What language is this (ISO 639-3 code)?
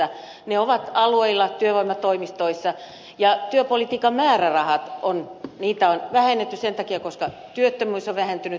fin